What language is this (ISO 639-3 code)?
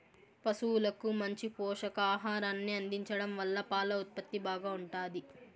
tel